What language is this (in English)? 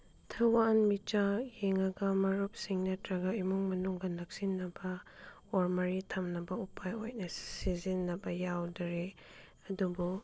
Manipuri